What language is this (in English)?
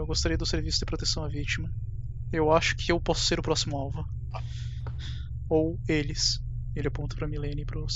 Portuguese